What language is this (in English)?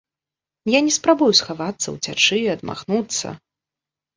Belarusian